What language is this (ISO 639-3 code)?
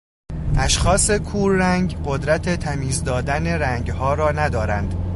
fas